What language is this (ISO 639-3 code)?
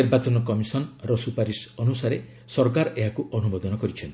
ori